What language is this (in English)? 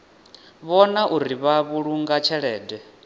Venda